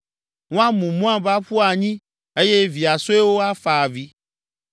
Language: Ewe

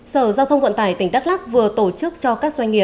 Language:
Vietnamese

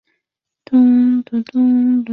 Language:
Chinese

